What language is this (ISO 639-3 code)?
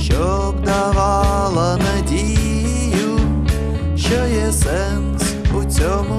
ukr